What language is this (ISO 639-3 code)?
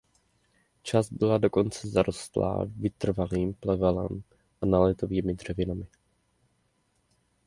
ces